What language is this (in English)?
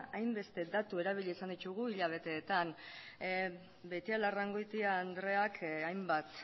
Basque